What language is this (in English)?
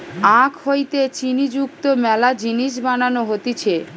Bangla